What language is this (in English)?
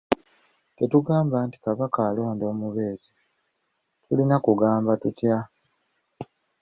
Ganda